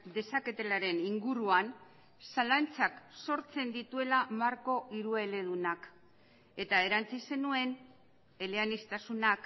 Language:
Basque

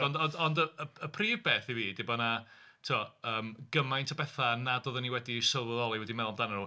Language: Welsh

